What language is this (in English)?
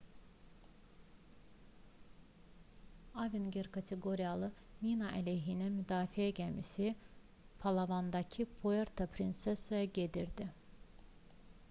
Azerbaijani